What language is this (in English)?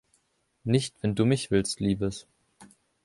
German